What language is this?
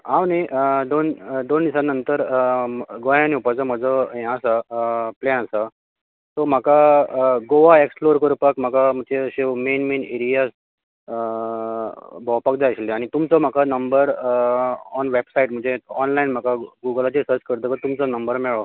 Konkani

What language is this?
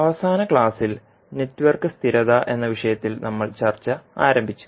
Malayalam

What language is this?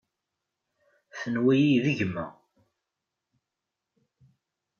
Kabyle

